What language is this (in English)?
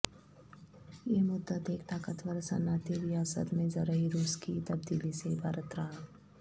Urdu